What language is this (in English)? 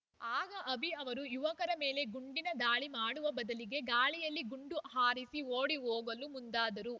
Kannada